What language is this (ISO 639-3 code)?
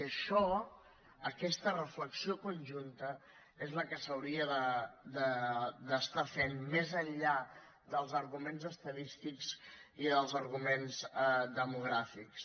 cat